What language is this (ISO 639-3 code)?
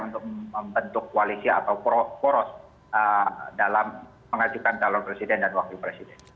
ind